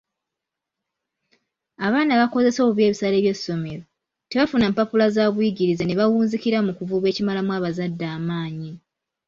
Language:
Ganda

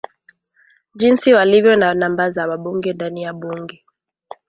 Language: Swahili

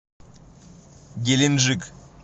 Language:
Russian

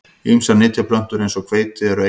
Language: Icelandic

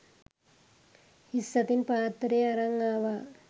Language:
Sinhala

